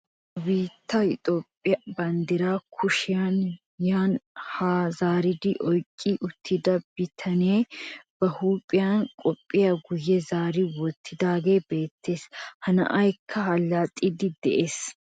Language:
Wolaytta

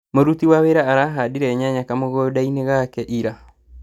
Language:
Kikuyu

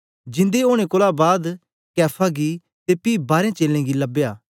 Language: Dogri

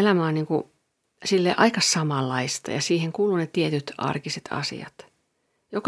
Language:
Finnish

